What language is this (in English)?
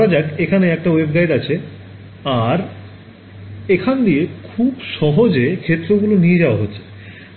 Bangla